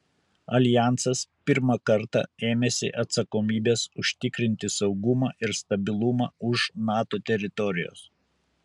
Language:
Lithuanian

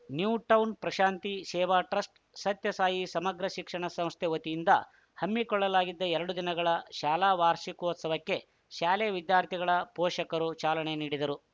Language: Kannada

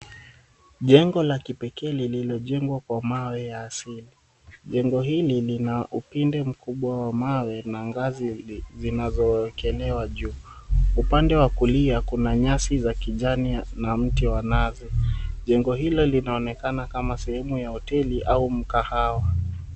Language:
Swahili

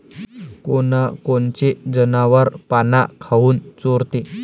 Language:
Marathi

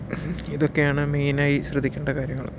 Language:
Malayalam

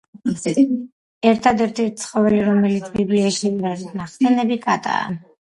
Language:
Georgian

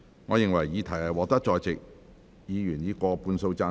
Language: Cantonese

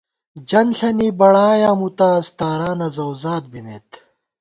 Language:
Gawar-Bati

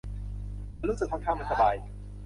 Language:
Thai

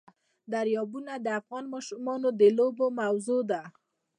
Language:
Pashto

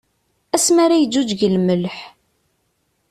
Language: Kabyle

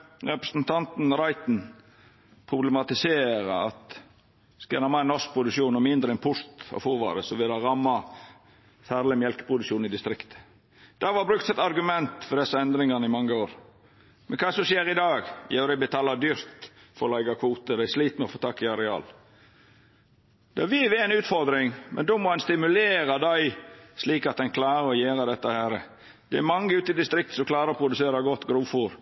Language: Norwegian Nynorsk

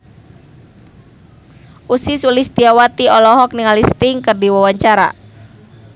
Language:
Sundanese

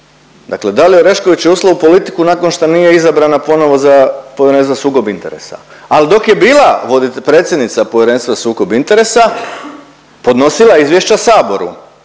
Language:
Croatian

